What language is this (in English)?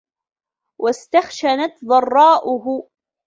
Arabic